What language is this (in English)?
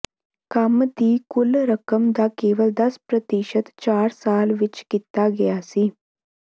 Punjabi